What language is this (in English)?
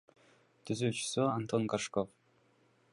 Kyrgyz